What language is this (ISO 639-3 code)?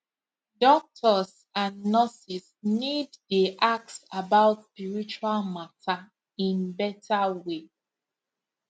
pcm